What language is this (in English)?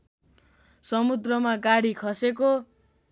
Nepali